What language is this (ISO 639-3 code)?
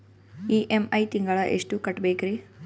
kan